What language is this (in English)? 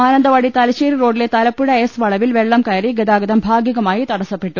Malayalam